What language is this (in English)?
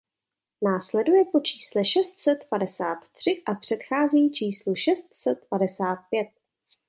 Czech